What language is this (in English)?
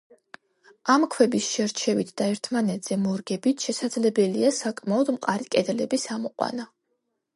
Georgian